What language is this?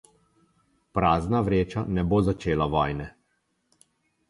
Slovenian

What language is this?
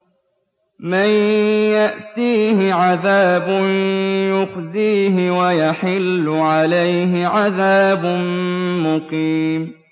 Arabic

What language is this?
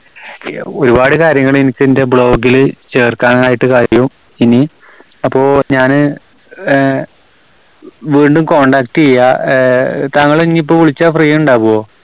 Malayalam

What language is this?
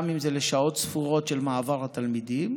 Hebrew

